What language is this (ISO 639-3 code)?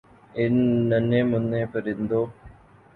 urd